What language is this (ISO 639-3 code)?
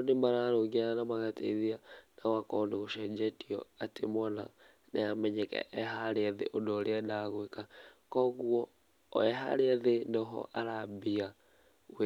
kik